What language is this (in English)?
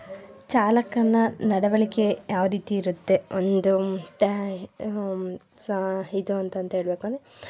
Kannada